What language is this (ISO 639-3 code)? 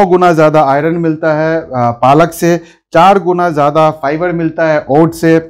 hin